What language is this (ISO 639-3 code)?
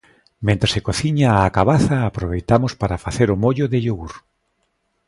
glg